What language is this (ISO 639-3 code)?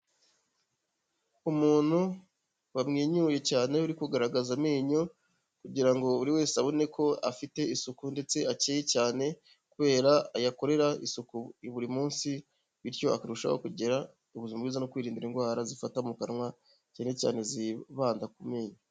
kin